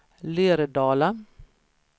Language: Swedish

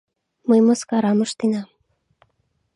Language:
Mari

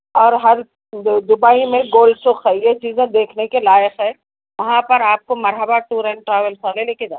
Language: Urdu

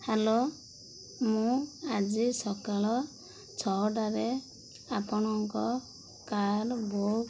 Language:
Odia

